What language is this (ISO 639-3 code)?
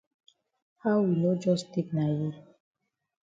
wes